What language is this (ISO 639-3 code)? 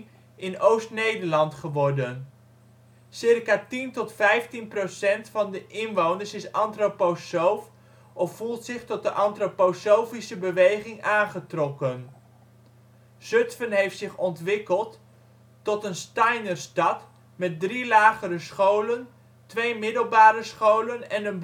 nld